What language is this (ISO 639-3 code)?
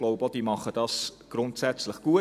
gsw